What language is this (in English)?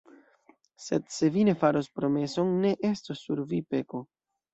Esperanto